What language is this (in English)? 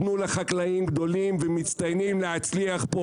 Hebrew